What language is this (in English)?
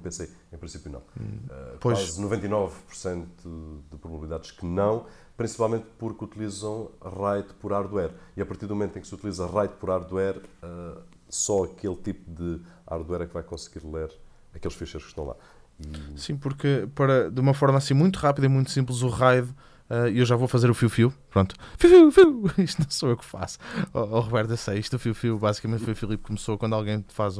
Portuguese